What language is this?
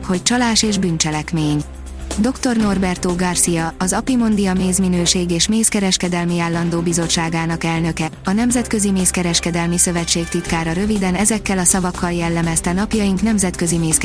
Hungarian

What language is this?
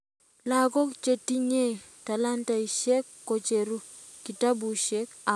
Kalenjin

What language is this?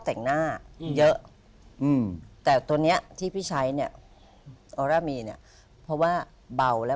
Thai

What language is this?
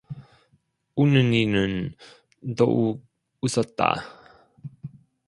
Korean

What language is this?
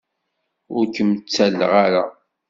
Kabyle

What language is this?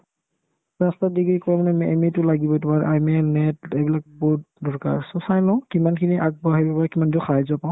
Assamese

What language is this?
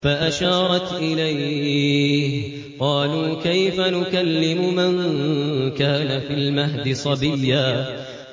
Arabic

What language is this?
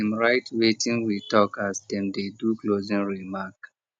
Nigerian Pidgin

